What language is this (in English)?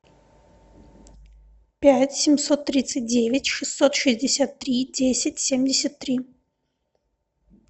Russian